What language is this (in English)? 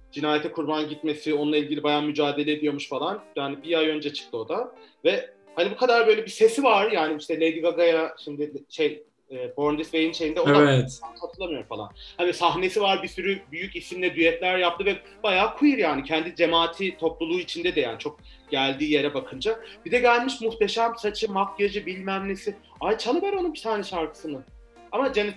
Turkish